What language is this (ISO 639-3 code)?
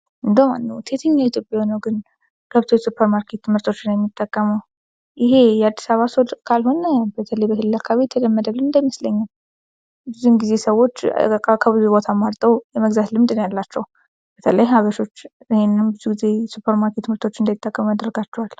amh